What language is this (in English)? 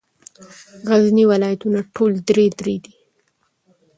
Pashto